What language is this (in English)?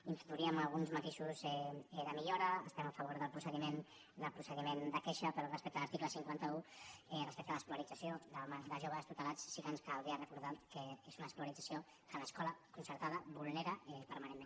Catalan